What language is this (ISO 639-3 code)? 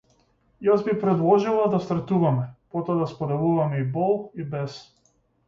mkd